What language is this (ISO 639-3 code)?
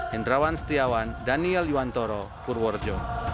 ind